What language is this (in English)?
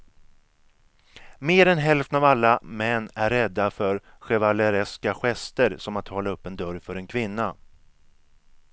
Swedish